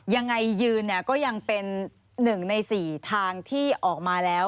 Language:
Thai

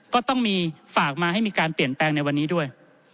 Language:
Thai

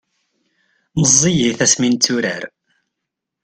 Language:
Kabyle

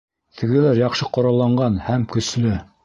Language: Bashkir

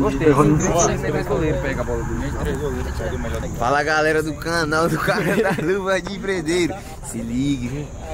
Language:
Portuguese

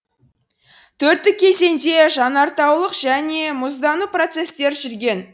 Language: Kazakh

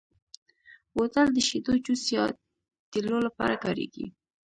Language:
Pashto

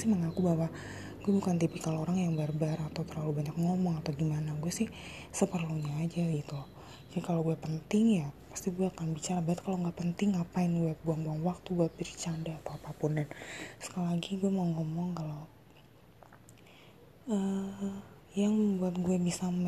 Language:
Indonesian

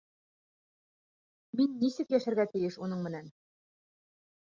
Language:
Bashkir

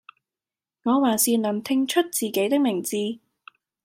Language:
Cantonese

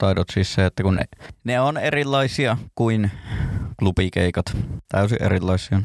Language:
Finnish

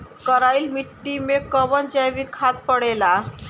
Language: Bhojpuri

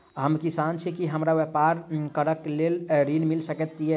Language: Maithili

